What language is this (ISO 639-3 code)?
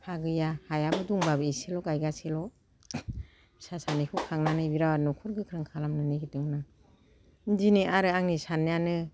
brx